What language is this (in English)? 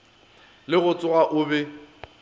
Northern Sotho